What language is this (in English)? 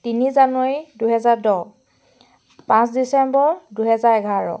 Assamese